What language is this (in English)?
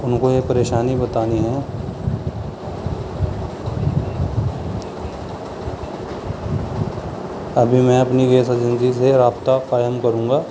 Urdu